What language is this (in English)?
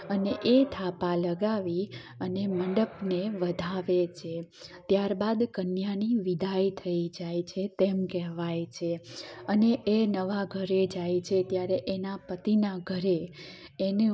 Gujarati